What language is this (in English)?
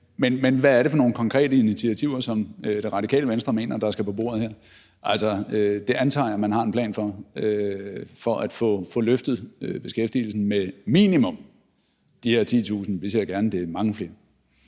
Danish